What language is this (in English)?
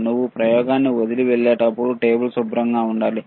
Telugu